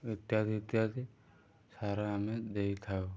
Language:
Odia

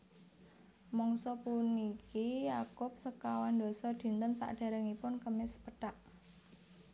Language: Javanese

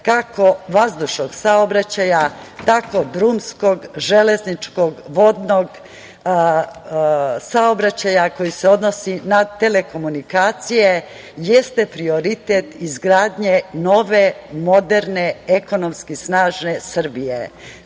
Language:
Serbian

